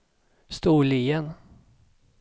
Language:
Swedish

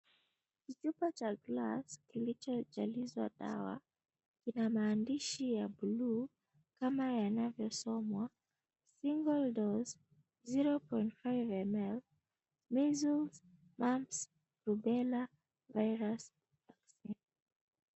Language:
Swahili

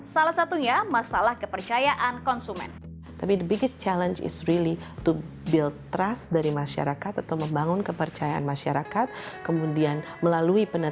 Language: Indonesian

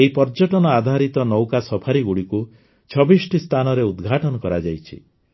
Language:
Odia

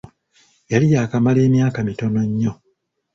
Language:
Ganda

